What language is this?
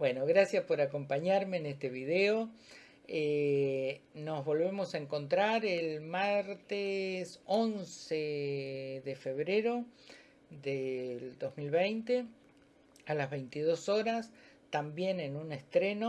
Spanish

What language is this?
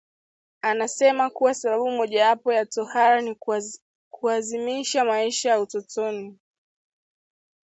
Swahili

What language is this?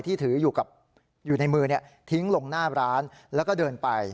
Thai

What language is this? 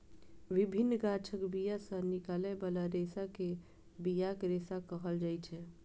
Maithili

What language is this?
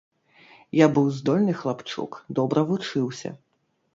Belarusian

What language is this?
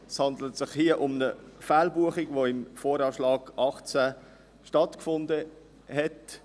Swiss German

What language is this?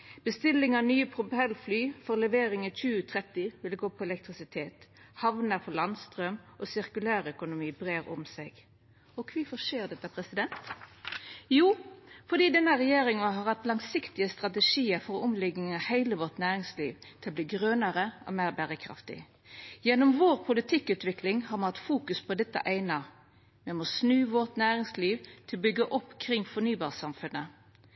Norwegian Nynorsk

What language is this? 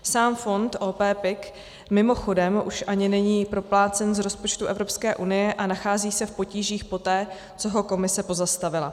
Czech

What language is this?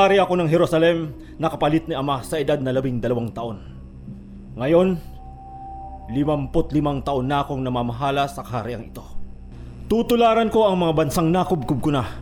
Filipino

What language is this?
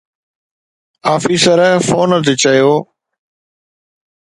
Sindhi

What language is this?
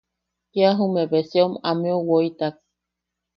Yaqui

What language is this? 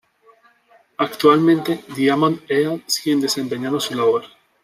Spanish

